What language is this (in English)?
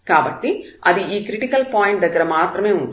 Telugu